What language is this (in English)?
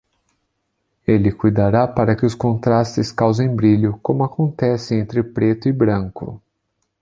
Portuguese